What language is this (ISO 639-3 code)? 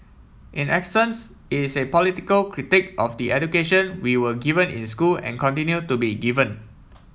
eng